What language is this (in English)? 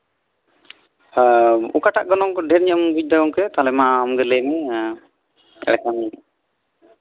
Santali